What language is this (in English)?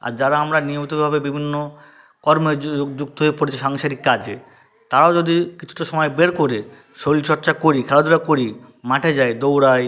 Bangla